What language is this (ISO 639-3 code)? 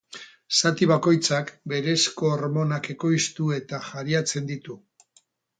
eus